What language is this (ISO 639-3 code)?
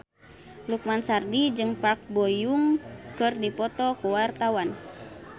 sun